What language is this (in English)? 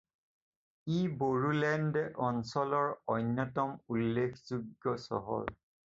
Assamese